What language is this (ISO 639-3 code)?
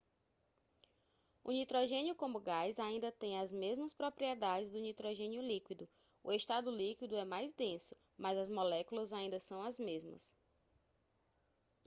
por